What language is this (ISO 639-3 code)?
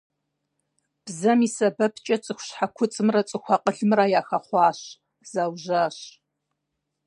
kbd